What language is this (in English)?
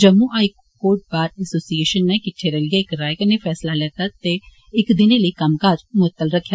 Dogri